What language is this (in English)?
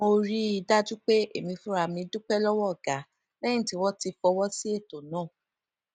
Yoruba